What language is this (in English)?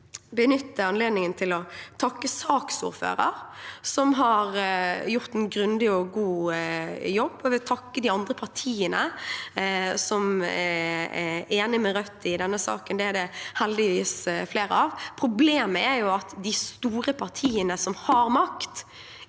Norwegian